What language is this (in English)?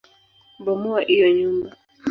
Swahili